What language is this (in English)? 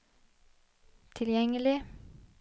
Norwegian